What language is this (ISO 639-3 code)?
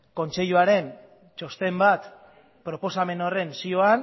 eus